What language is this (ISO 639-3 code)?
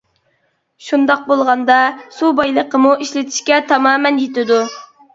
uig